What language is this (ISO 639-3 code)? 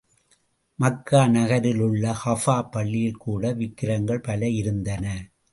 tam